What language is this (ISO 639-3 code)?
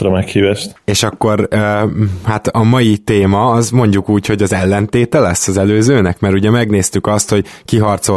hun